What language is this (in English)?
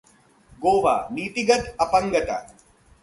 Hindi